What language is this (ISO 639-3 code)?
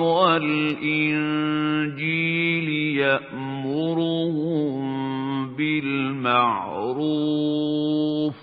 ara